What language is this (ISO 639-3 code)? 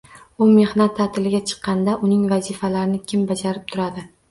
uzb